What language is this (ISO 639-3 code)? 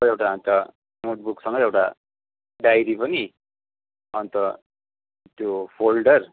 nep